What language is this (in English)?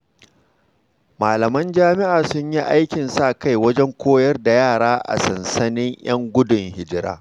Hausa